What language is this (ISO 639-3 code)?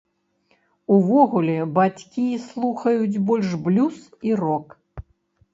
bel